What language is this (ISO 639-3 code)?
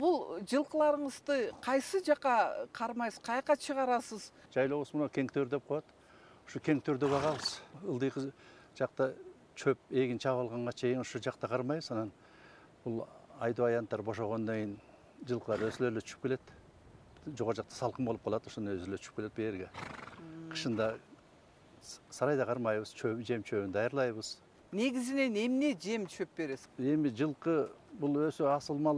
tur